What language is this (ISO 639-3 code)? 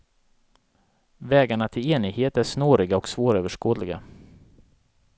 swe